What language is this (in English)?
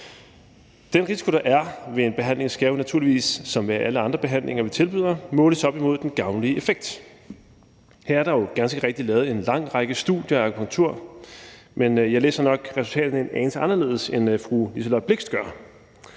Danish